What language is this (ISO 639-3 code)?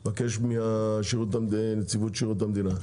heb